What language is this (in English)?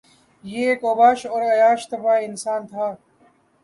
Urdu